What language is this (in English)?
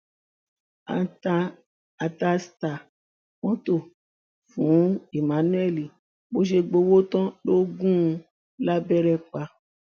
Yoruba